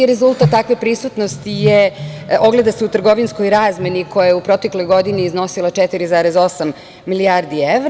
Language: Serbian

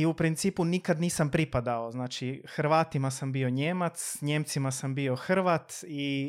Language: Croatian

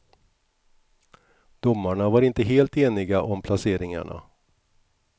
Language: Swedish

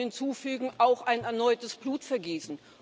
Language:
German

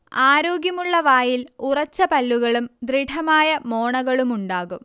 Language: Malayalam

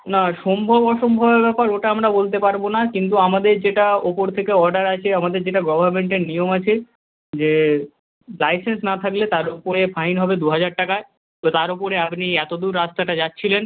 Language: Bangla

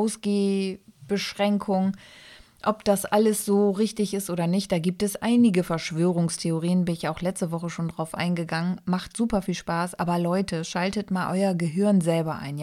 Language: German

